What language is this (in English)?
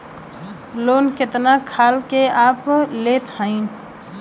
Bhojpuri